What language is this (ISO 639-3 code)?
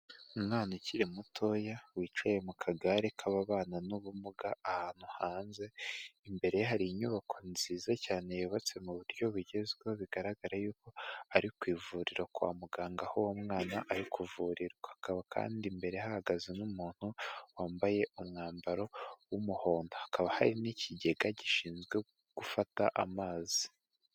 kin